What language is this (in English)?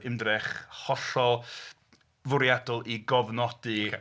Welsh